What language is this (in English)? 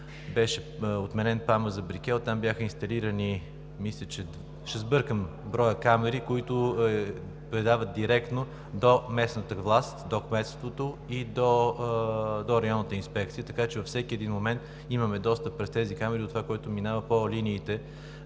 Bulgarian